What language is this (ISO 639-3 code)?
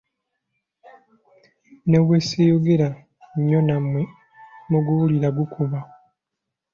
lug